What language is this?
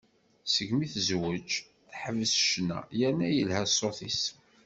Kabyle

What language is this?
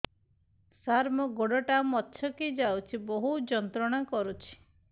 Odia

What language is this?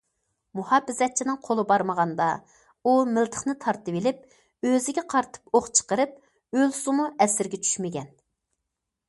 Uyghur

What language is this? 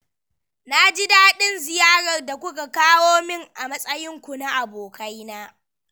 Hausa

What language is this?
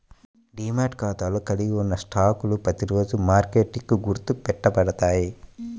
Telugu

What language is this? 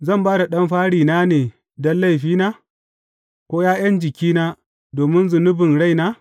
Hausa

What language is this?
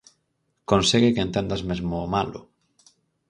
Galician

